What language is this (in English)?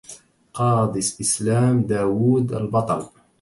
Arabic